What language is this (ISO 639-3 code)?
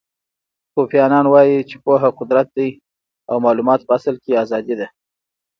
pus